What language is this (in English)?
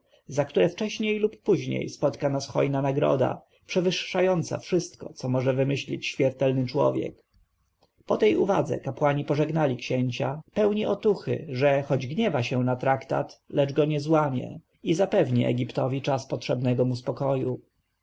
Polish